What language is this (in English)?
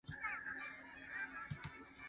Min Nan Chinese